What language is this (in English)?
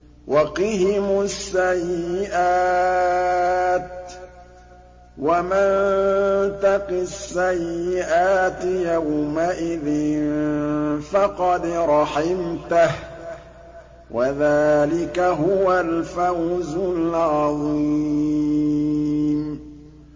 Arabic